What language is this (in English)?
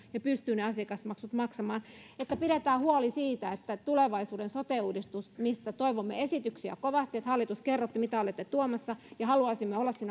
Finnish